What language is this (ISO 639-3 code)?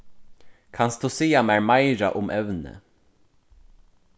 fao